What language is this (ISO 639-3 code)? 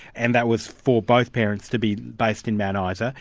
eng